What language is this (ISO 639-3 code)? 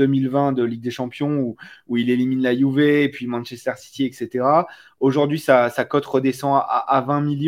fra